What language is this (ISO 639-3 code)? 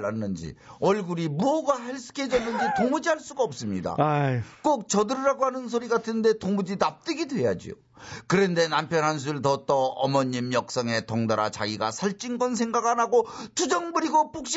kor